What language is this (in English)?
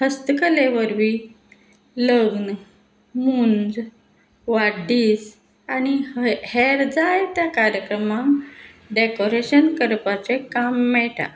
Konkani